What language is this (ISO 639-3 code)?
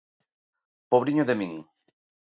glg